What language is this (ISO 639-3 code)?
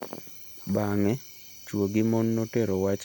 luo